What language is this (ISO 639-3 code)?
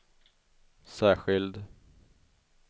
swe